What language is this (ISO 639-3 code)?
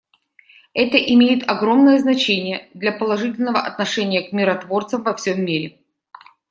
rus